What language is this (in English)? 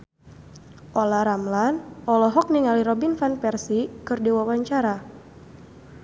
Sundanese